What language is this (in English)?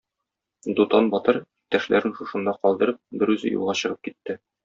Tatar